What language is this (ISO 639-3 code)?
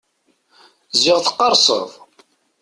kab